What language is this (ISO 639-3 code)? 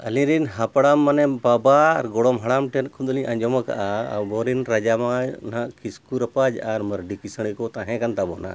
sat